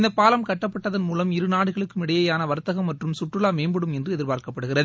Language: Tamil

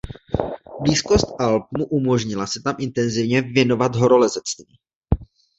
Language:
Czech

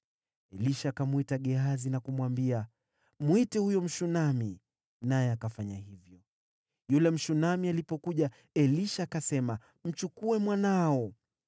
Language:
Swahili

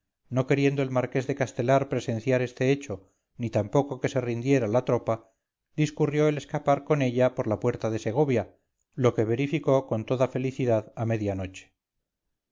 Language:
Spanish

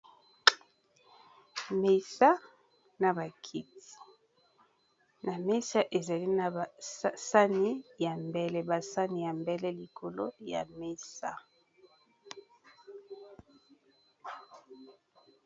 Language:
Lingala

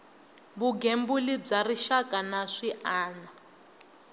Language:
Tsonga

